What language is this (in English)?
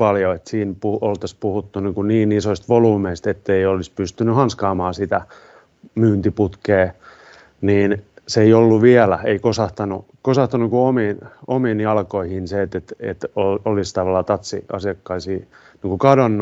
Finnish